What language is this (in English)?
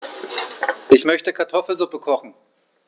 German